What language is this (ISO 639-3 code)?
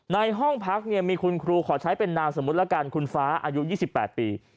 tha